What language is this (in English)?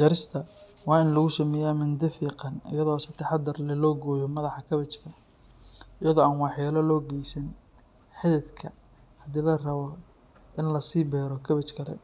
Somali